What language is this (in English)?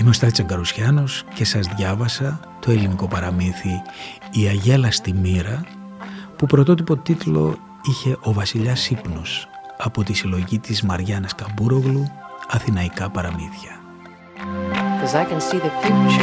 Greek